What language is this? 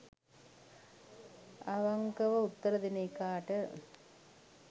Sinhala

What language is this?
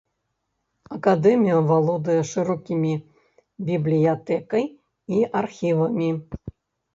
Belarusian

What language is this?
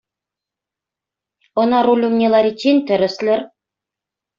Chuvash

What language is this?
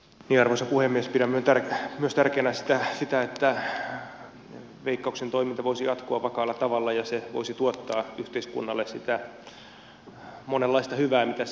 Finnish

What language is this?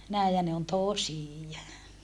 Finnish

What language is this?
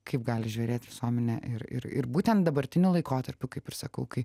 Lithuanian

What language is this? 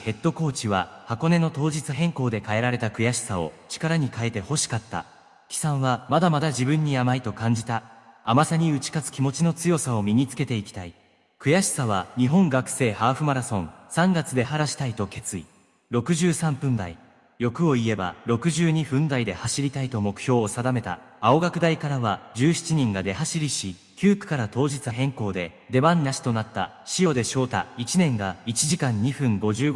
Japanese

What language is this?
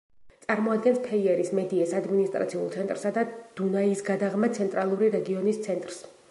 Georgian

